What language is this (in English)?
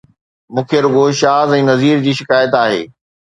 Sindhi